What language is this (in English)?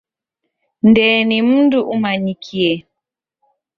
Taita